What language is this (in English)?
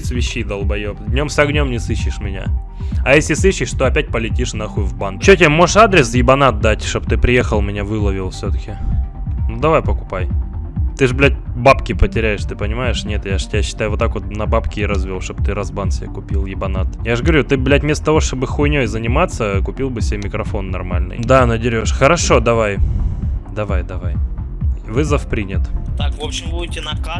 Russian